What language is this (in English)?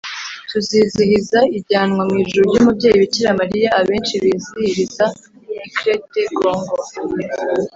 Kinyarwanda